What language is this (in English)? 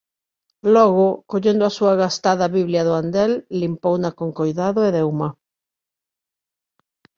Galician